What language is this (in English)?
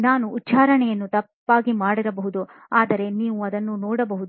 Kannada